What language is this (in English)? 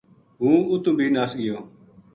Gujari